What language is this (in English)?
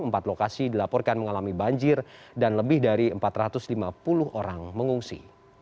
Indonesian